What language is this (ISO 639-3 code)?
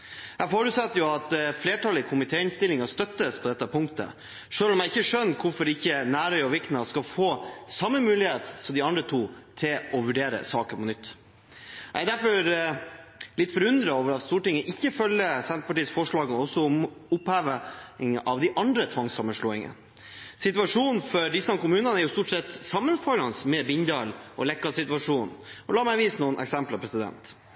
nob